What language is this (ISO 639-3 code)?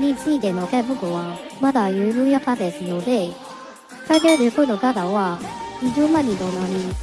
jpn